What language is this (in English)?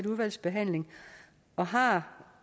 Danish